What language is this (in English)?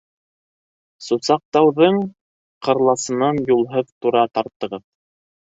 Bashkir